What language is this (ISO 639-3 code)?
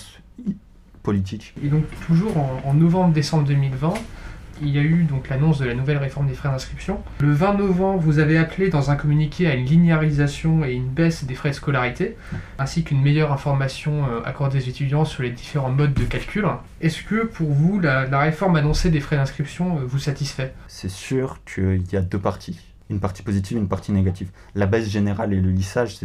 fra